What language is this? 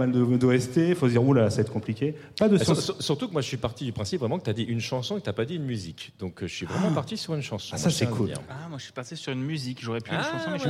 French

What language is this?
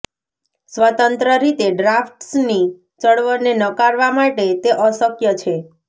Gujarati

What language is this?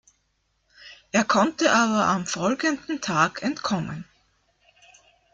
German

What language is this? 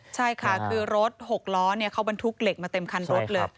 Thai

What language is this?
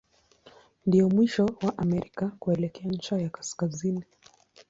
Swahili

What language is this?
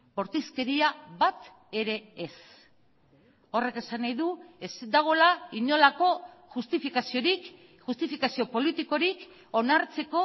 Basque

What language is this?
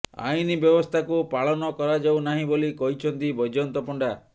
Odia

